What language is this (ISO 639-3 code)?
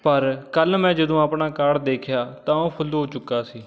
pan